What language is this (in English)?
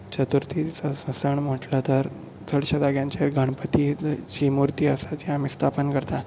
Konkani